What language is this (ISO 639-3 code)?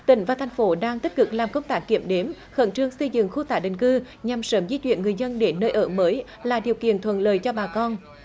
vie